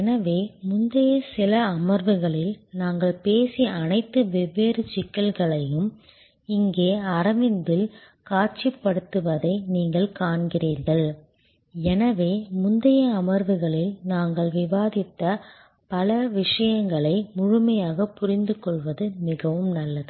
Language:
Tamil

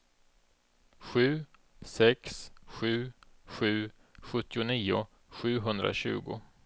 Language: Swedish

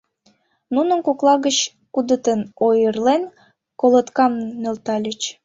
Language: Mari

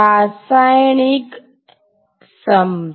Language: Gujarati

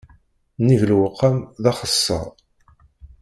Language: Kabyle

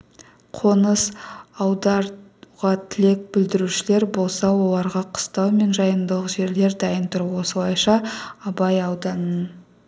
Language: Kazakh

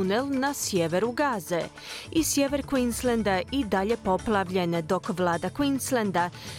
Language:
Croatian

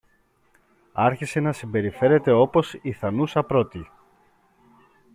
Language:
Greek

